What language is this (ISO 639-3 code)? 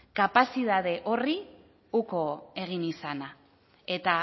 eus